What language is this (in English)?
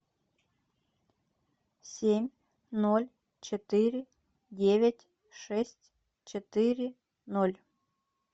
Russian